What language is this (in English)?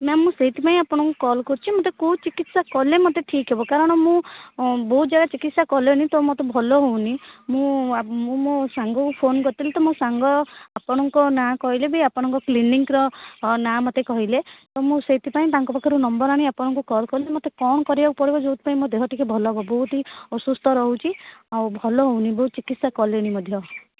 Odia